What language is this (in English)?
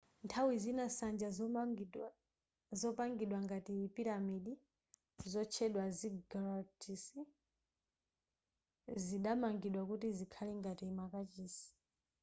Nyanja